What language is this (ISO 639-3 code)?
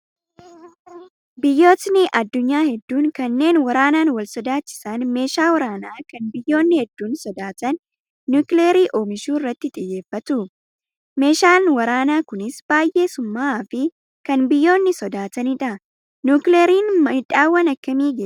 orm